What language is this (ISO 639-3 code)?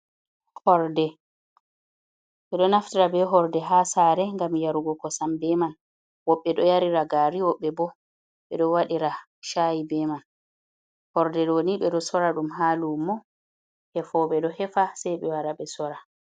ful